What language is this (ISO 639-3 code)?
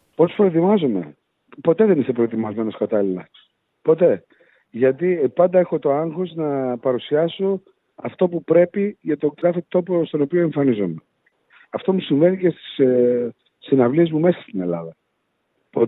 ell